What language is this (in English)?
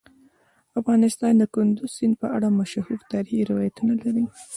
Pashto